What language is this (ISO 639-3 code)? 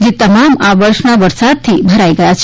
guj